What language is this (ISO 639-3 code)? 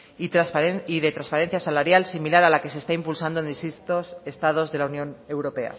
spa